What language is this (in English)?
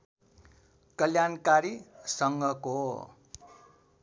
Nepali